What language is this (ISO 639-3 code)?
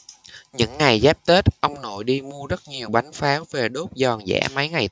vie